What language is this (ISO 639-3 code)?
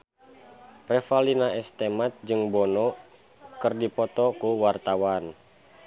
sun